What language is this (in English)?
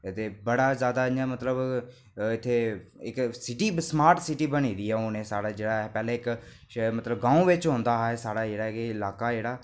Dogri